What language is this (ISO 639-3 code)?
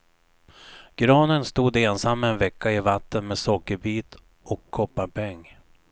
swe